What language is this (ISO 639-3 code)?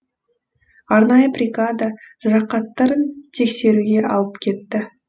kaz